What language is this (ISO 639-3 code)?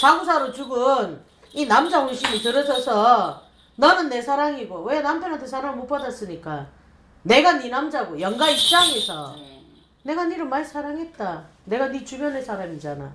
kor